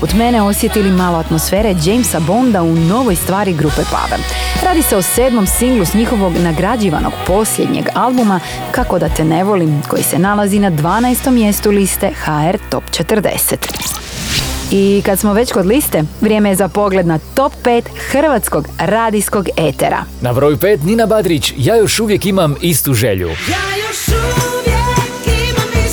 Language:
Croatian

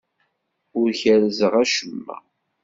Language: Kabyle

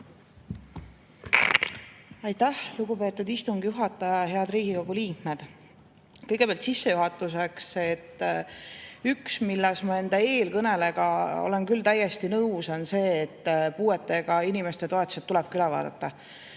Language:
Estonian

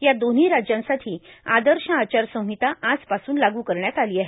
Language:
Marathi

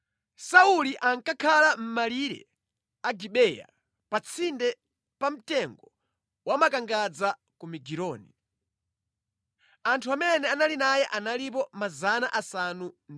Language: Nyanja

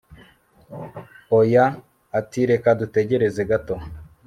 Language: Kinyarwanda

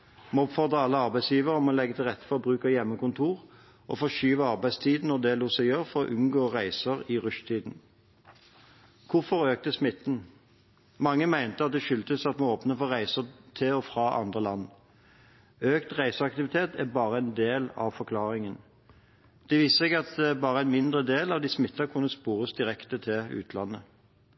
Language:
Norwegian Bokmål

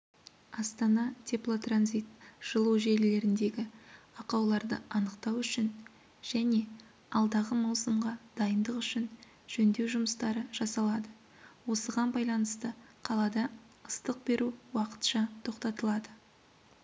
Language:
Kazakh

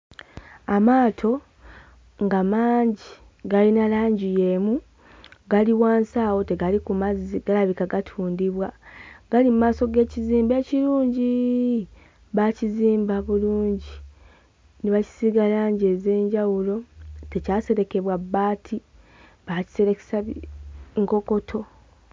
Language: Ganda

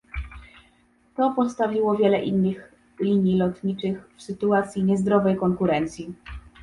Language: Polish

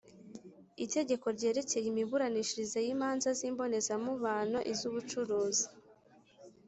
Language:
Kinyarwanda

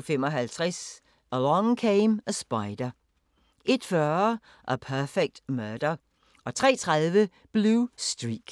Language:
Danish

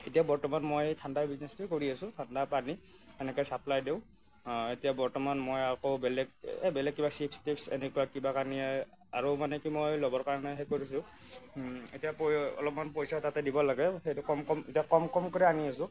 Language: Assamese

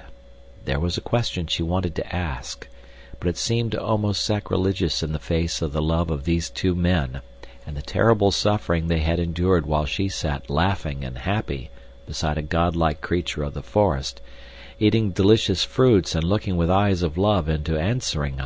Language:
English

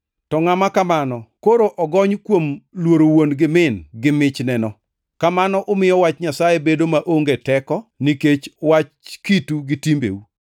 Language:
Luo (Kenya and Tanzania)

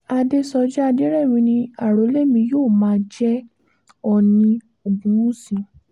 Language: Yoruba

